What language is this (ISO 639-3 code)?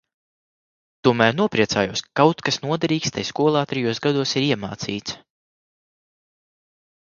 lav